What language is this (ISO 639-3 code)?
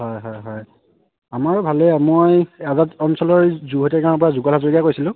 asm